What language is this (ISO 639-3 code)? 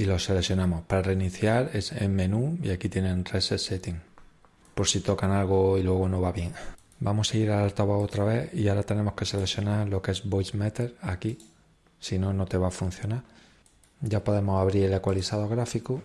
spa